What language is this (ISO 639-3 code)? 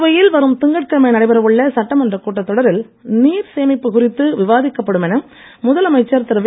tam